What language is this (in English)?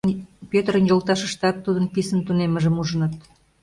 Mari